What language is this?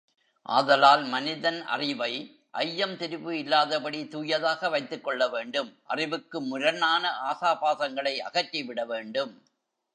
Tamil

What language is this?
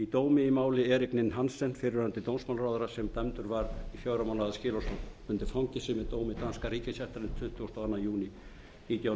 Icelandic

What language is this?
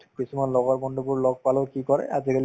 Assamese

